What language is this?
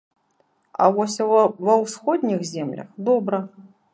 Belarusian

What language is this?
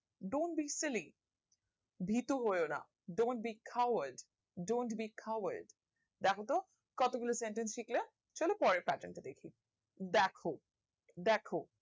Bangla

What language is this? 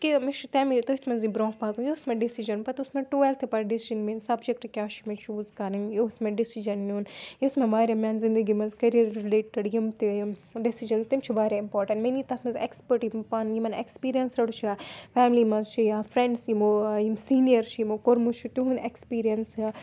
Kashmiri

